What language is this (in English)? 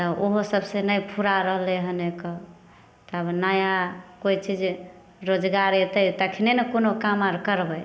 Maithili